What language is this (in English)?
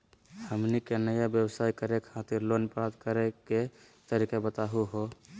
Magahi